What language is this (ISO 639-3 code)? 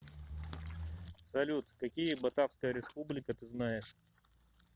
rus